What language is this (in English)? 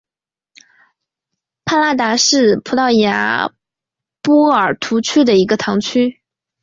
Chinese